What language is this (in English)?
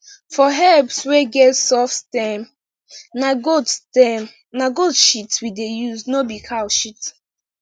Nigerian Pidgin